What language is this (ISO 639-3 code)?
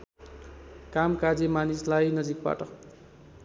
nep